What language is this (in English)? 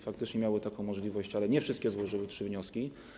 Polish